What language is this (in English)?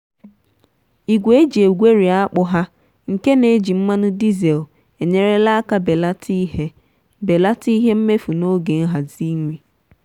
Igbo